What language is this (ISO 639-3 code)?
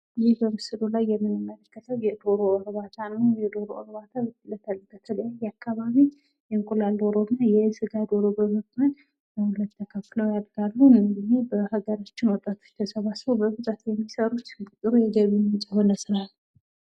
amh